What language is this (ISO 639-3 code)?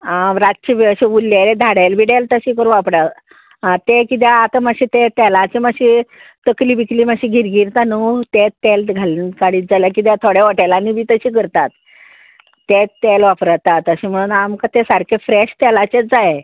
kok